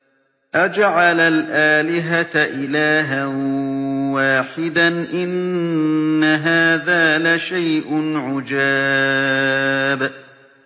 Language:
Arabic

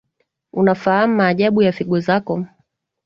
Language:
Swahili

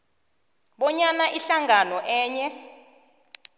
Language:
South Ndebele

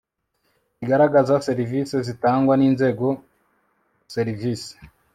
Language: Kinyarwanda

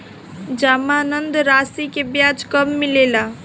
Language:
Bhojpuri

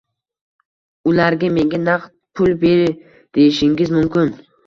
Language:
Uzbek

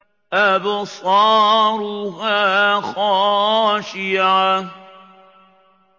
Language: Arabic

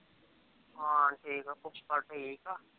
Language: Punjabi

